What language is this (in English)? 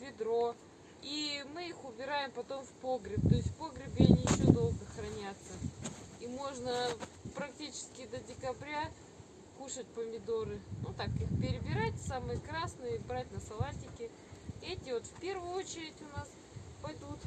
Russian